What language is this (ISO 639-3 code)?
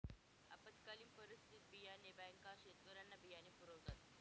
mar